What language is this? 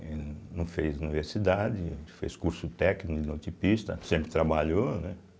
Portuguese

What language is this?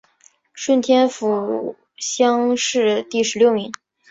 Chinese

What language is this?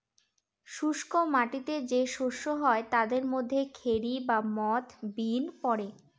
Bangla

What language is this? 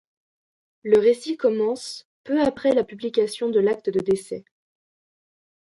French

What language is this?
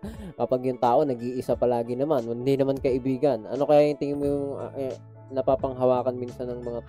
Filipino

